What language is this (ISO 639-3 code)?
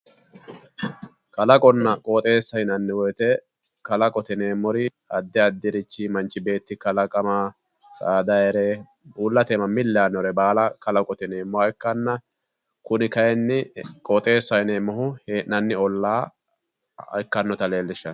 sid